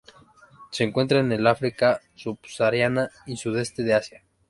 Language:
Spanish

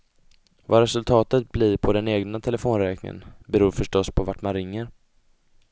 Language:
Swedish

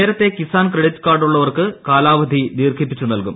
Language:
Malayalam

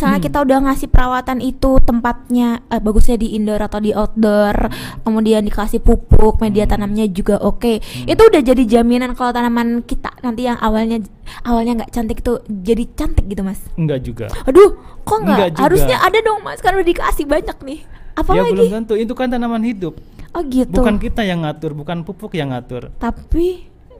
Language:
Indonesian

